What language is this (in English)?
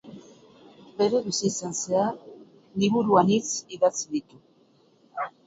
Basque